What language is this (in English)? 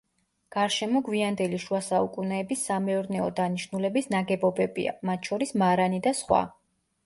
Georgian